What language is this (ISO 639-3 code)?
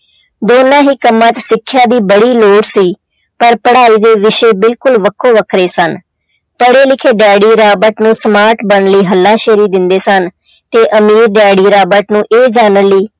pan